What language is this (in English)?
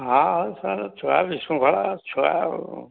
Odia